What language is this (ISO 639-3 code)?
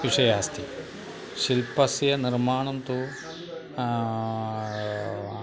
san